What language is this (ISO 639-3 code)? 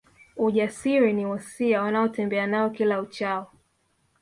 swa